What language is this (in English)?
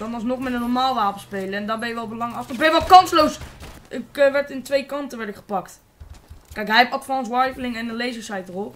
Dutch